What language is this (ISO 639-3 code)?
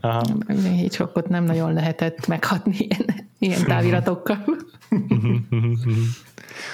hun